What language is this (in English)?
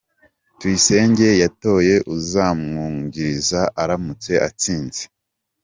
Kinyarwanda